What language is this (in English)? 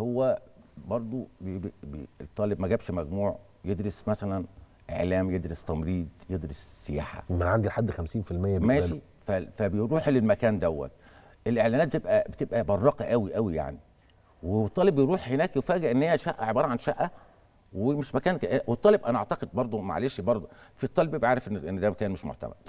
Arabic